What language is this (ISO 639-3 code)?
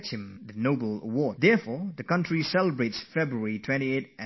eng